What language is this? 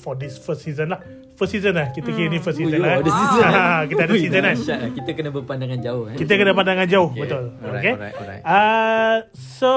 Malay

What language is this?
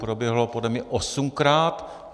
Czech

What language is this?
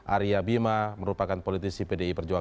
Indonesian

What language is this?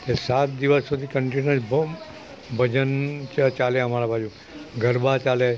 Gujarati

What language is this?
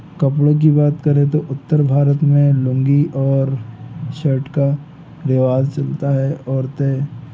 Hindi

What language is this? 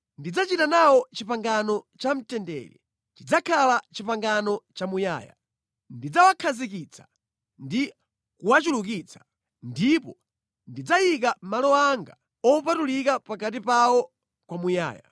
Nyanja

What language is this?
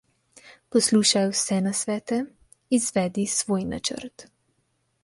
Slovenian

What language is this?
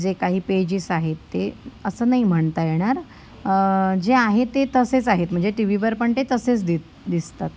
Marathi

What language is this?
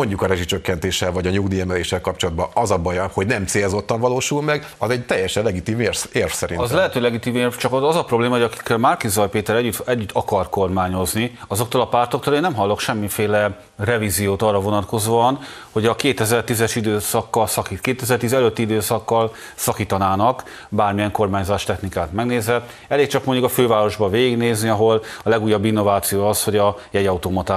Hungarian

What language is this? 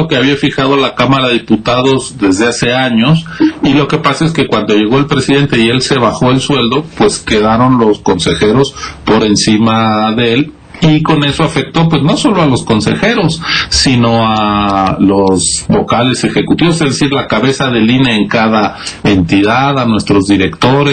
Spanish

